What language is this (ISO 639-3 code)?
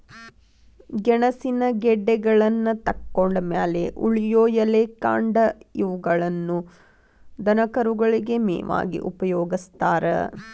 kan